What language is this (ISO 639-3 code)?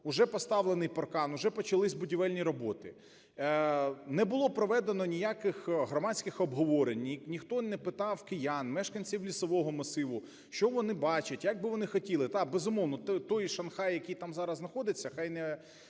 ukr